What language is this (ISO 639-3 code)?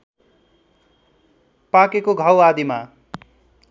nep